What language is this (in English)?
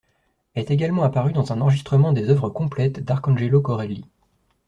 French